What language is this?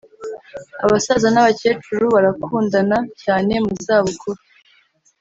Kinyarwanda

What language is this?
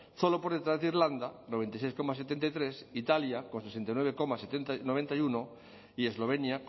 Spanish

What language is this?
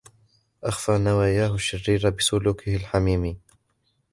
Arabic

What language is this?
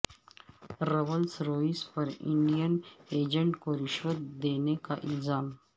Urdu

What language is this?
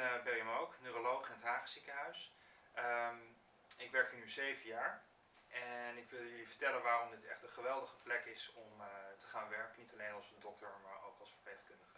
Dutch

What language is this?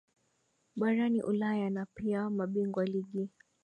Swahili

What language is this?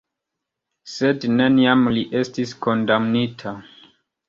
Esperanto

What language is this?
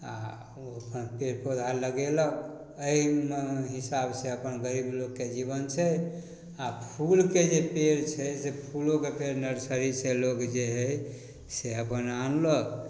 Maithili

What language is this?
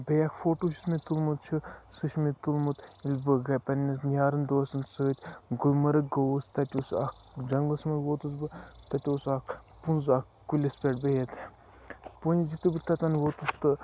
Kashmiri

